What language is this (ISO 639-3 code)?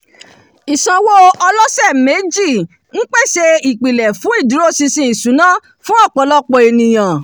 yor